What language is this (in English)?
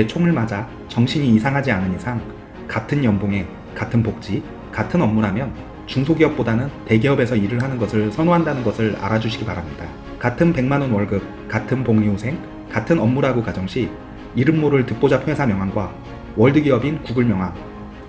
Korean